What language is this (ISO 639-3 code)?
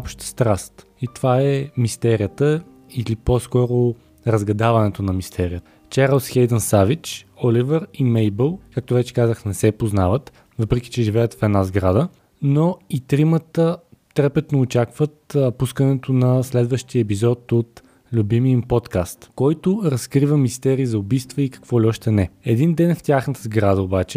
bul